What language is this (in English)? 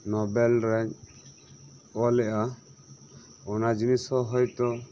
Santali